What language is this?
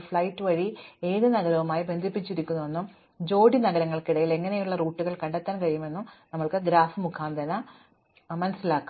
Malayalam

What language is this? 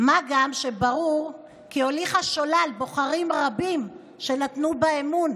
Hebrew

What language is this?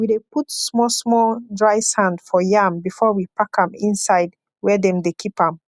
Nigerian Pidgin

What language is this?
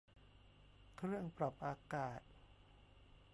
Thai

